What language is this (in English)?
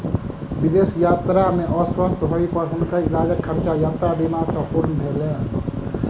Maithili